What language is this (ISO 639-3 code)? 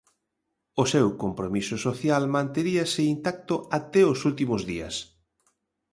glg